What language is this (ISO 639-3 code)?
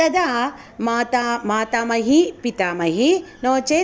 san